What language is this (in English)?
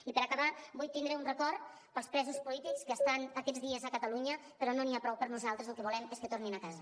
Catalan